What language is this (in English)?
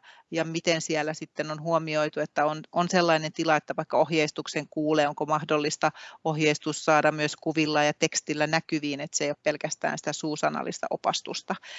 Finnish